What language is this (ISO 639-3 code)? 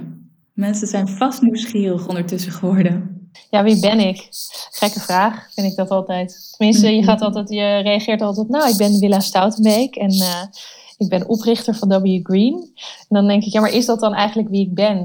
nld